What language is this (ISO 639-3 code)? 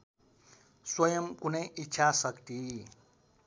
nep